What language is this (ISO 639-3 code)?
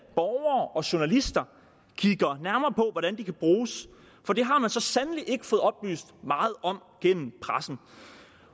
dan